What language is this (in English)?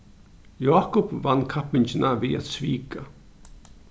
Faroese